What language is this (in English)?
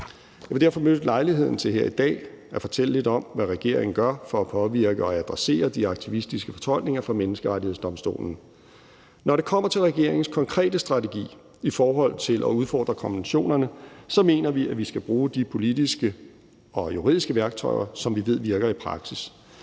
Danish